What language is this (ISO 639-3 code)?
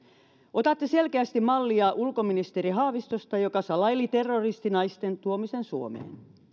fin